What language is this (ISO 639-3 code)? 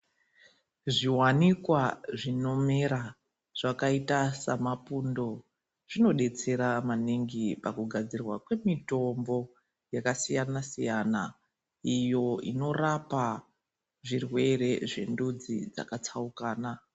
ndc